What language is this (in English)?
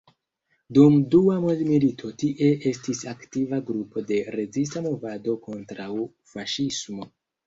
Esperanto